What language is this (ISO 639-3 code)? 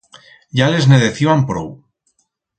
arg